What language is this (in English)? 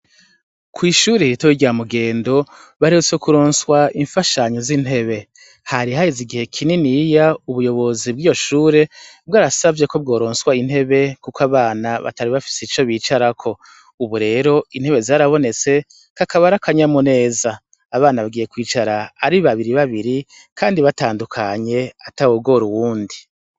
Rundi